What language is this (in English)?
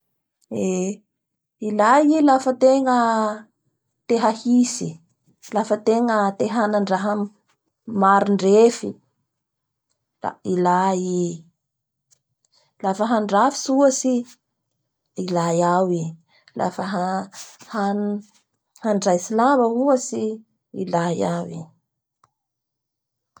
Bara Malagasy